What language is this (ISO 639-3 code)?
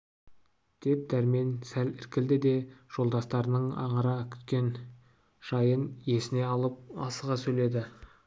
kaz